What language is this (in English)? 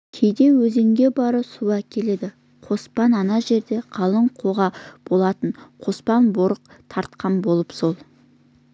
Kazakh